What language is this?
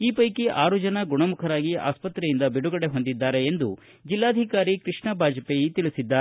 Kannada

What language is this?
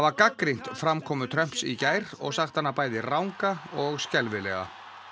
Icelandic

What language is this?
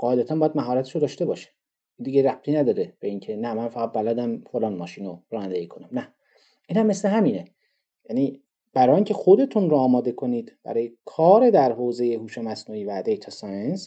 Persian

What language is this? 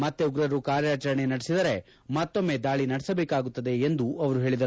Kannada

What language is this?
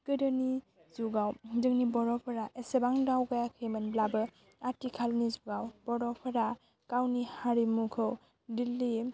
Bodo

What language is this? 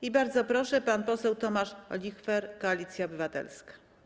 Polish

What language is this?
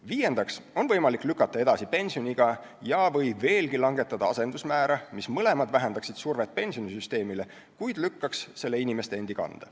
Estonian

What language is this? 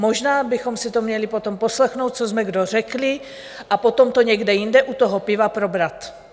Czech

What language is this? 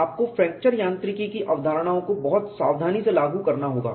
Hindi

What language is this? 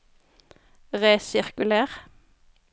Norwegian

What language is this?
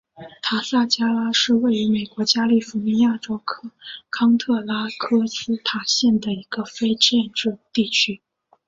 Chinese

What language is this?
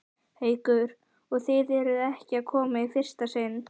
Icelandic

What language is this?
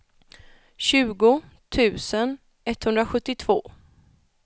Swedish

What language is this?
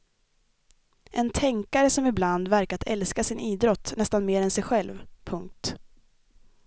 Swedish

